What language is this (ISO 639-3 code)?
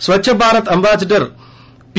tel